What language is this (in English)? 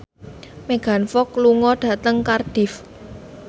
Javanese